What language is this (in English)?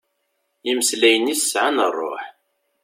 Kabyle